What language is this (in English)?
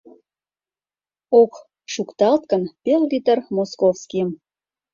Mari